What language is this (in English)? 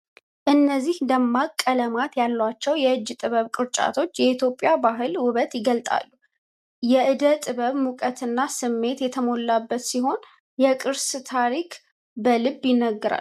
Amharic